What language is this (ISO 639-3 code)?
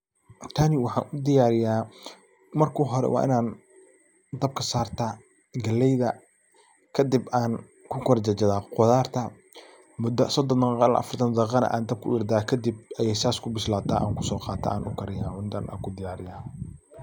som